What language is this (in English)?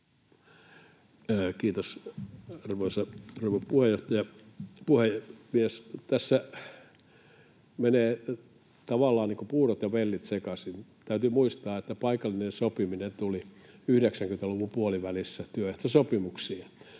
Finnish